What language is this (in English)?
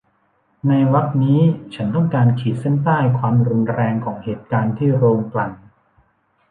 Thai